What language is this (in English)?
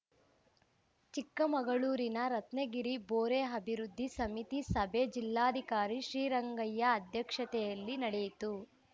Kannada